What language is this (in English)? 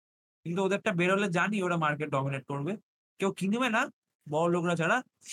Bangla